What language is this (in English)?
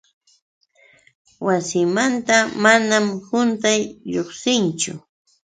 Yauyos Quechua